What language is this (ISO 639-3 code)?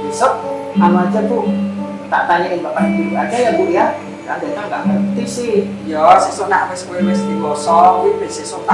ind